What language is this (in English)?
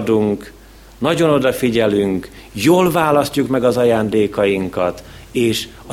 Hungarian